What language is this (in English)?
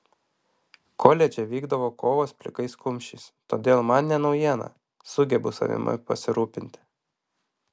Lithuanian